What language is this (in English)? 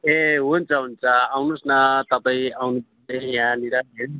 Nepali